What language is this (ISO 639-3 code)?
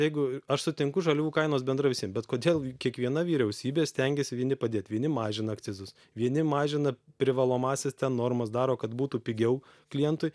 lit